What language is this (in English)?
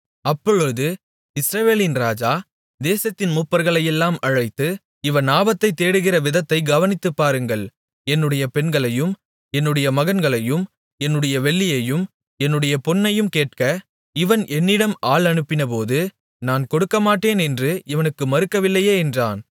Tamil